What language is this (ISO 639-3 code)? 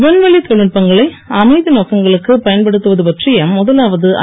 tam